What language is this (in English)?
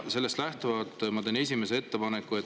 Estonian